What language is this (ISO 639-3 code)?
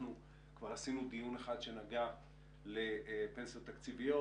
heb